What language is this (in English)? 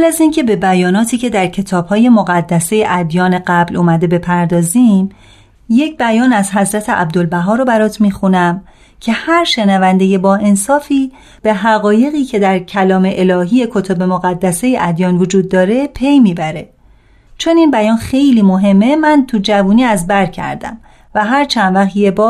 Persian